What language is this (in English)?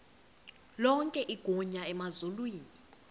Xhosa